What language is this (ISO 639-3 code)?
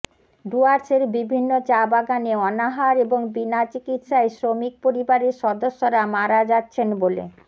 ben